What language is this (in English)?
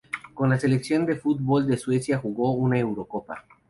Spanish